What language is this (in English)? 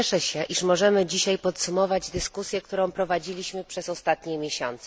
Polish